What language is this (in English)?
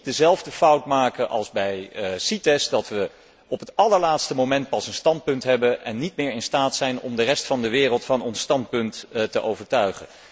Dutch